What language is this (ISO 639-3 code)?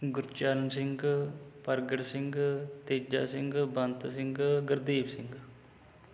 pan